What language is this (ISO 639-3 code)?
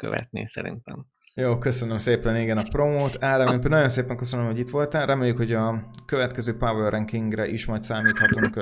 hun